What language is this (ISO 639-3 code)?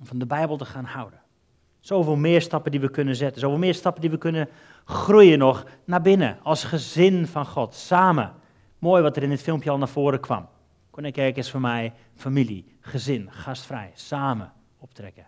nld